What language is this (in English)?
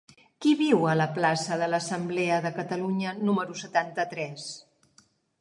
Catalan